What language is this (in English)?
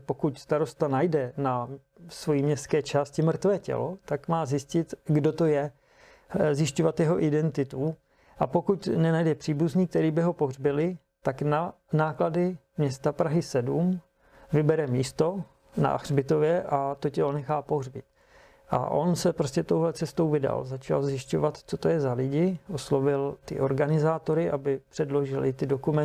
Czech